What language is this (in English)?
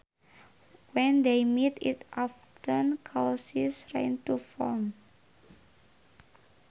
Sundanese